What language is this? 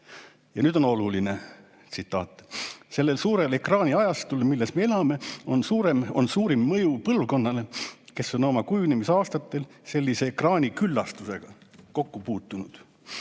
Estonian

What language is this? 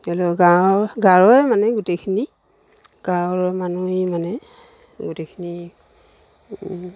Assamese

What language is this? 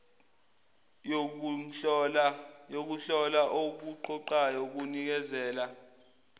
Zulu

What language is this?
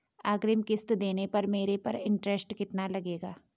Hindi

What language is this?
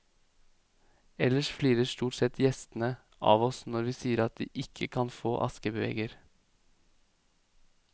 Norwegian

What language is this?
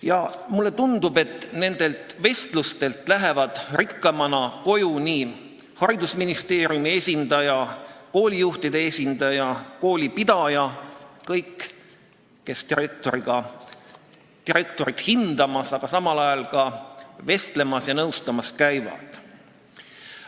Estonian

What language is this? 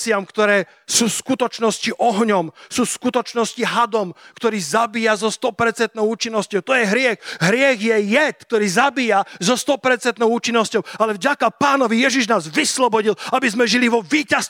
Slovak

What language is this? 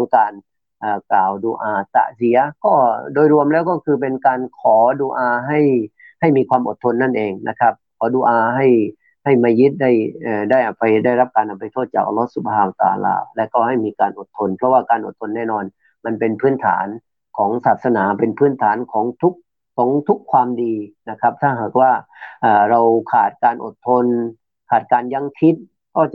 Thai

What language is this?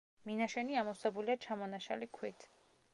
Georgian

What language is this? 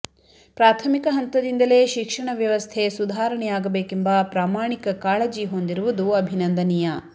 Kannada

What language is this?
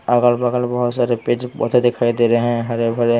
Hindi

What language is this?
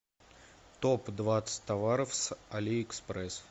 Russian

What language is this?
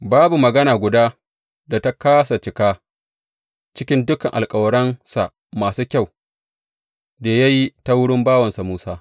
Hausa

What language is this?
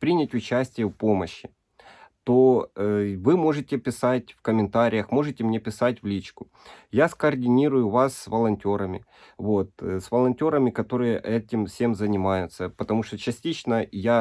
Russian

